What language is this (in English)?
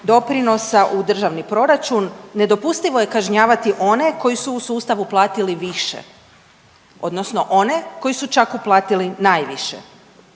Croatian